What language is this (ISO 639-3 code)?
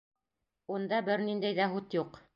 bak